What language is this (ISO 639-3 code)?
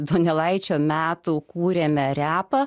lit